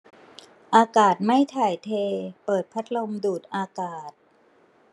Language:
Thai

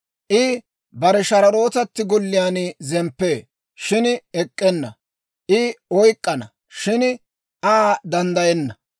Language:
Dawro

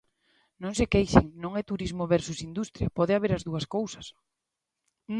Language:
Galician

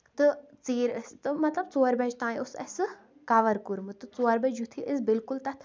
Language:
Kashmiri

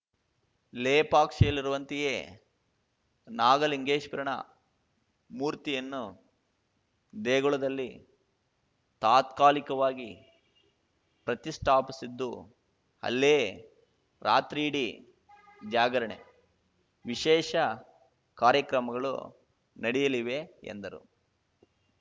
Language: Kannada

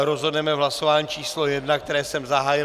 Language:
Czech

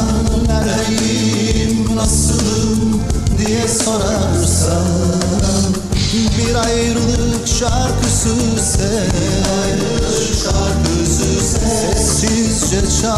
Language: Turkish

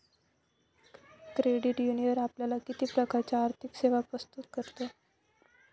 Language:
Marathi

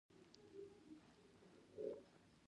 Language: Pashto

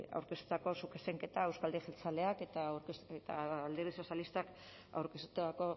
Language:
Basque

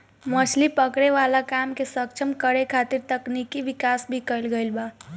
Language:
Bhojpuri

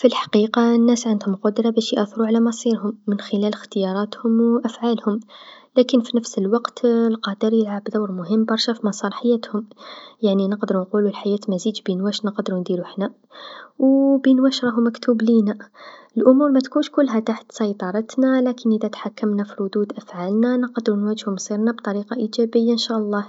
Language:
Tunisian Arabic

